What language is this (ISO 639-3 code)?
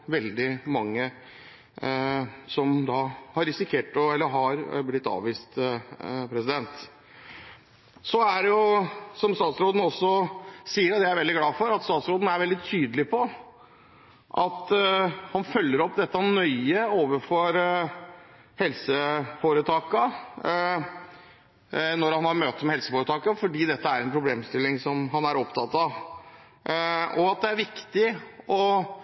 nob